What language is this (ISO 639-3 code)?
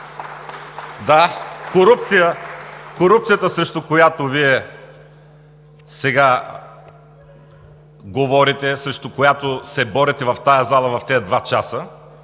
bul